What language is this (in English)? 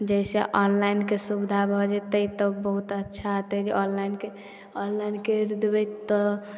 Maithili